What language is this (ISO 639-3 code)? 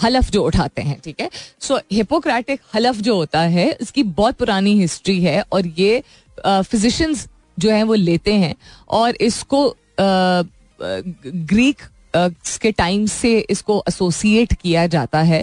hin